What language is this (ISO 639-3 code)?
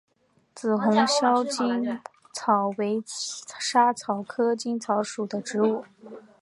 zho